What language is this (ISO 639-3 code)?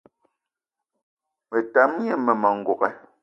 eto